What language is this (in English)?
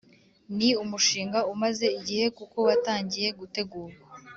Kinyarwanda